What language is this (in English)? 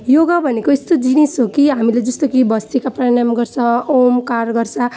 Nepali